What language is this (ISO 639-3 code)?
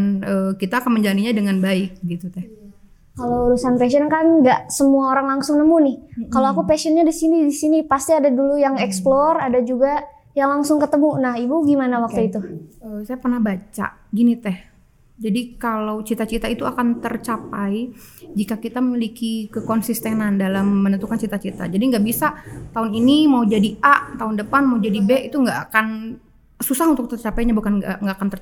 ind